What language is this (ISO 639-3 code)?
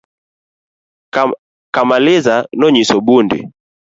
luo